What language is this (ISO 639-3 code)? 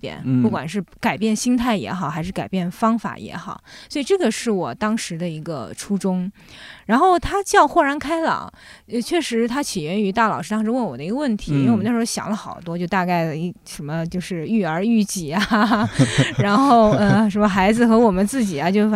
zho